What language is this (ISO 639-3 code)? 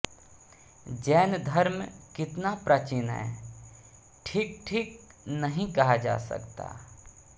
hin